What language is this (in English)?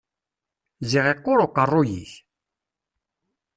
Kabyle